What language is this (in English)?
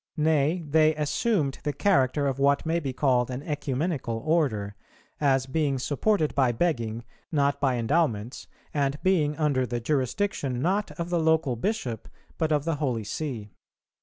English